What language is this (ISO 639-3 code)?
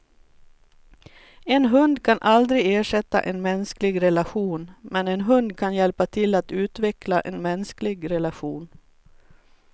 swe